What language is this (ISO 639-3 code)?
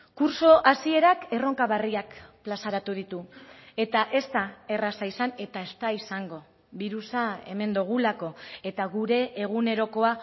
eus